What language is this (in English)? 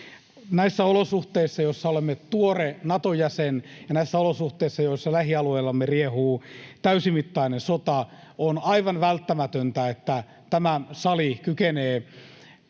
Finnish